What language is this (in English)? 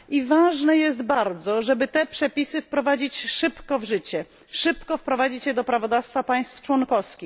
Polish